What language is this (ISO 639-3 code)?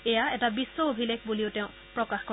asm